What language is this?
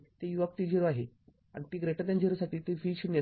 Marathi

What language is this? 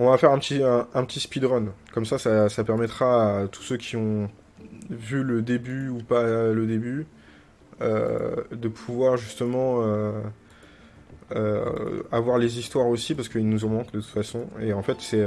French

